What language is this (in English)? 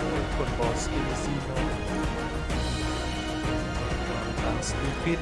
Vietnamese